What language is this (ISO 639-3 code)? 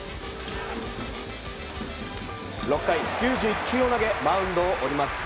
jpn